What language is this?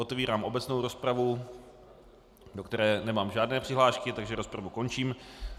Czech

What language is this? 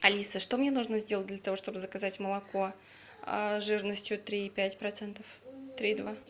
Russian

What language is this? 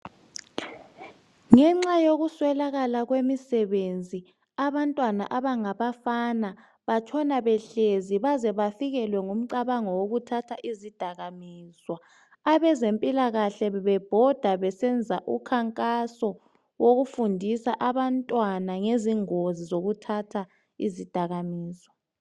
North Ndebele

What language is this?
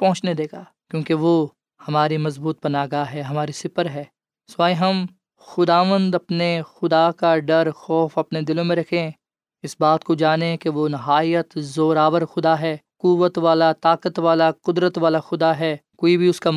Urdu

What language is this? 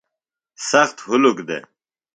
Phalura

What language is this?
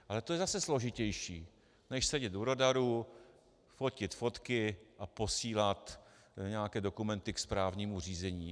Czech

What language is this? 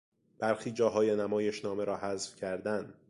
Persian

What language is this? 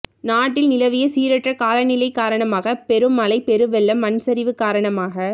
Tamil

